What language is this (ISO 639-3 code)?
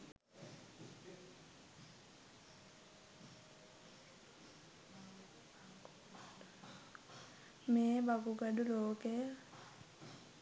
sin